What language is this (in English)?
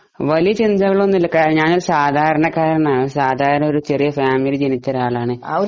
Malayalam